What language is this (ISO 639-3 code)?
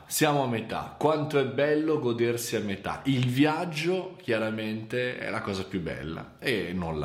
ita